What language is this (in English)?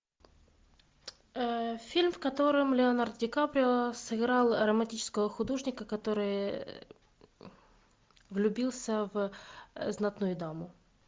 Russian